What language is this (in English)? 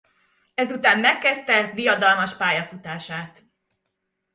Hungarian